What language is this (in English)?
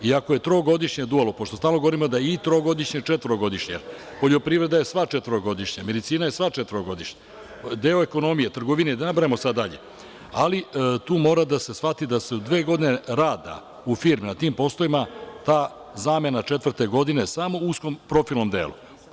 Serbian